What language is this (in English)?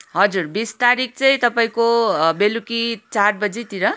Nepali